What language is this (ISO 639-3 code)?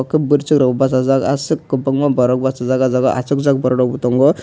trp